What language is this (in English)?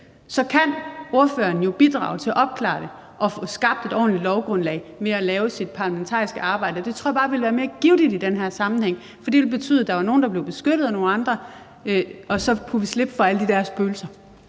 Danish